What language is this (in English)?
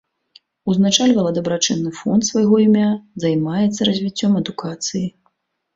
Belarusian